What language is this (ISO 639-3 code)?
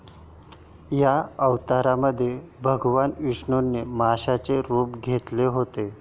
mar